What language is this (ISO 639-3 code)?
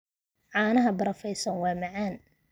som